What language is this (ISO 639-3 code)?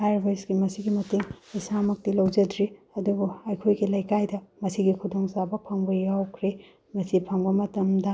mni